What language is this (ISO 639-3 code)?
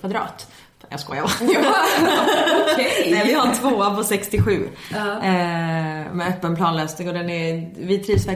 swe